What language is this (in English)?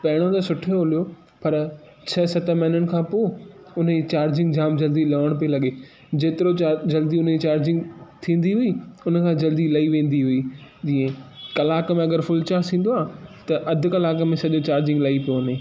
Sindhi